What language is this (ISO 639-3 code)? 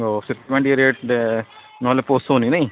ori